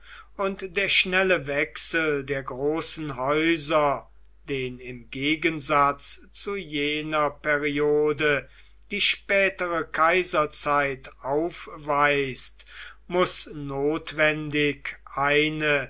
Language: German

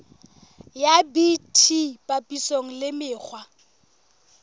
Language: Southern Sotho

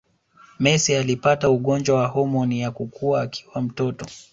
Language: Swahili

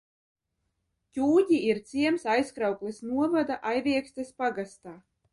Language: Latvian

